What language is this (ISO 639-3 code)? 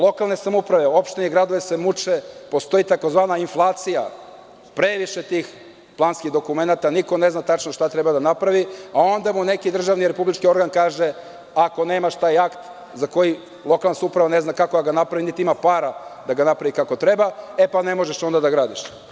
srp